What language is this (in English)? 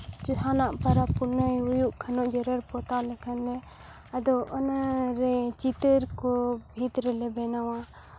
Santali